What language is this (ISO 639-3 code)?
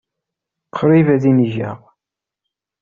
kab